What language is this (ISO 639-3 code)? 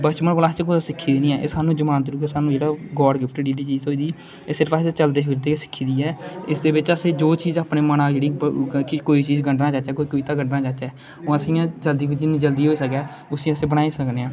doi